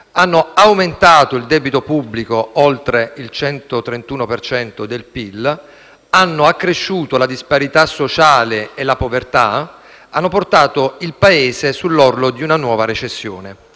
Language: Italian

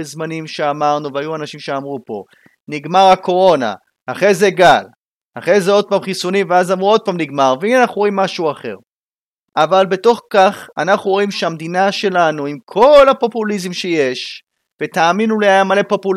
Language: Hebrew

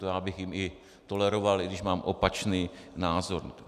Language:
Czech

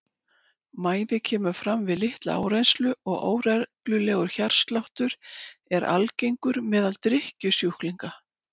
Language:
Icelandic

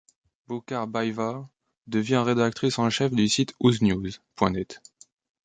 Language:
French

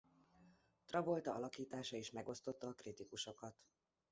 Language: Hungarian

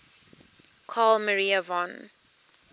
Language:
English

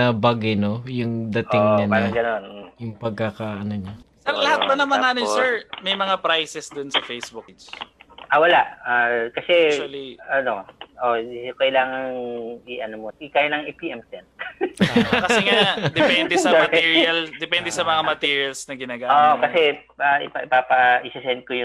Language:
Filipino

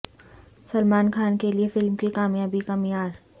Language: Urdu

